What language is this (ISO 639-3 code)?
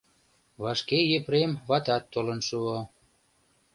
chm